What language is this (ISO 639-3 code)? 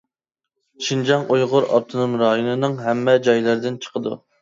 uig